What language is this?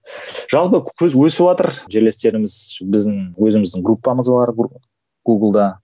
Kazakh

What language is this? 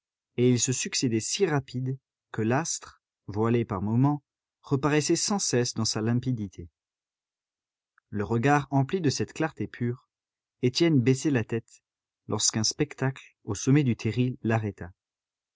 French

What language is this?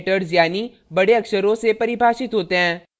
Hindi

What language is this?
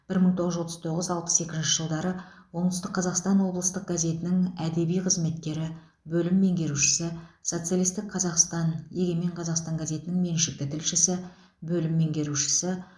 Kazakh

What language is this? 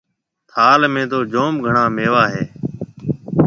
Marwari (Pakistan)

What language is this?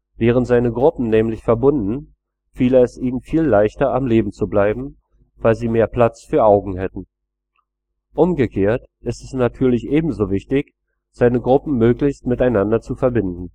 German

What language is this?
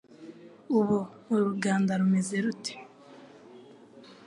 Kinyarwanda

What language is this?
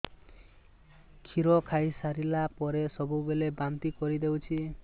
Odia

